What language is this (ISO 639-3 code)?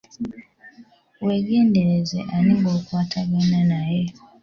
lug